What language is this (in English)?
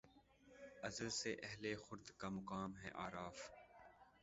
Urdu